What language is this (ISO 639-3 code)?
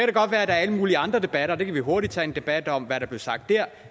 dan